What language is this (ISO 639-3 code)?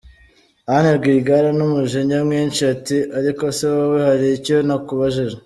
kin